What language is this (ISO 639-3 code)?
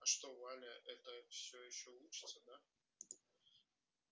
rus